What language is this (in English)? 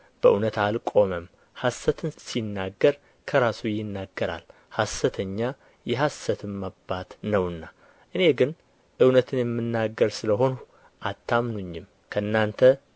Amharic